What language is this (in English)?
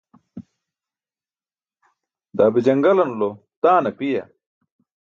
Burushaski